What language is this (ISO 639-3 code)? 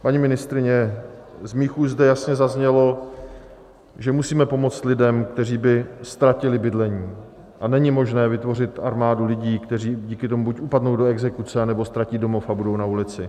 ces